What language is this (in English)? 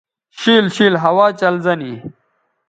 Bateri